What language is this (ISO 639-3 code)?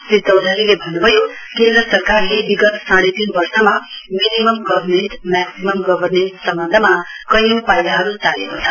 nep